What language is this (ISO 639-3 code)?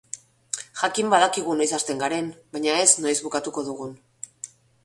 eus